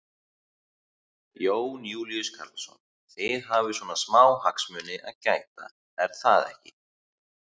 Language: Icelandic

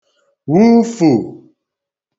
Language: Igbo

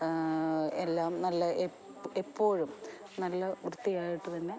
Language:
Malayalam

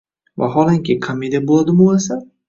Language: Uzbek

